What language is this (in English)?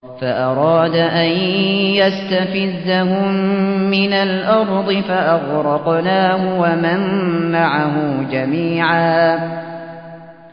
Arabic